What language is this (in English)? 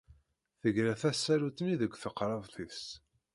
Kabyle